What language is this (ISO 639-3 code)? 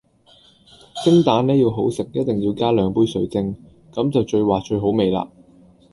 yue